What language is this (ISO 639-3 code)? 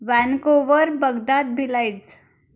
mar